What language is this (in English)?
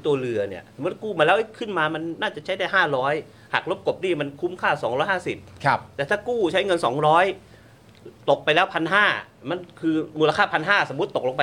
Thai